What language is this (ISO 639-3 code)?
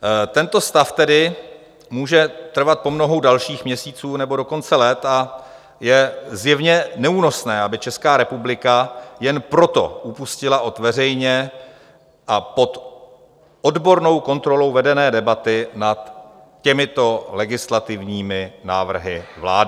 ces